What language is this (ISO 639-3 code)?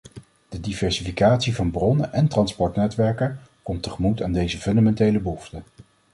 nld